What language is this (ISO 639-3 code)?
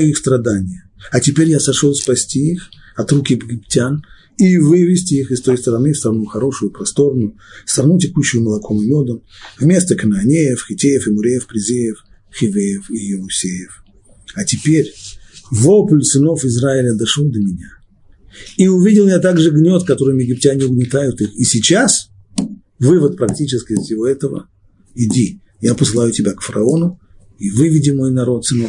rus